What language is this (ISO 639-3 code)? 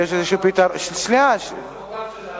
heb